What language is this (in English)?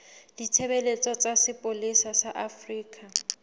Southern Sotho